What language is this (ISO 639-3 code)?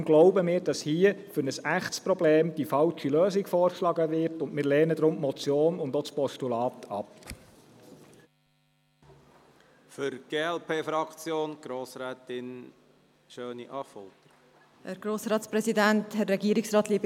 gsw